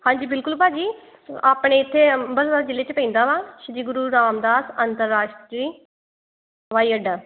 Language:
Punjabi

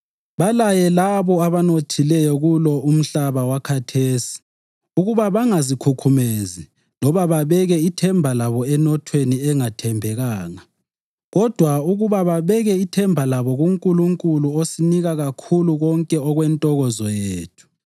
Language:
North Ndebele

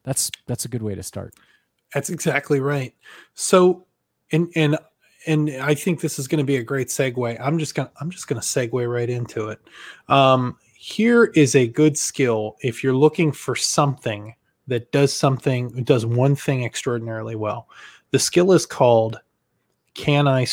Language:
English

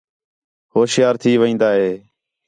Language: Khetrani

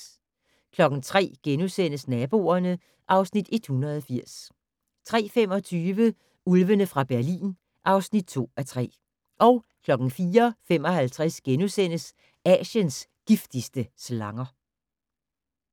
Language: Danish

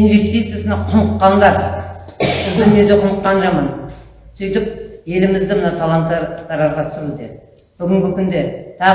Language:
Turkish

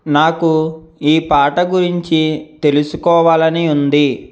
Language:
Telugu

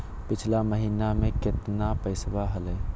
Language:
Magahi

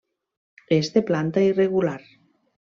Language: Catalan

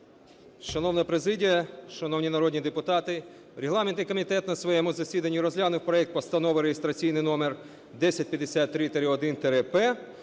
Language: Ukrainian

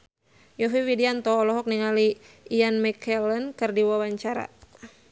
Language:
Sundanese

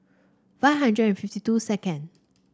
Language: English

